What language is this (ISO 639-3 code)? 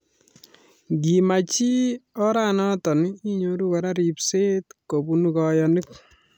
kln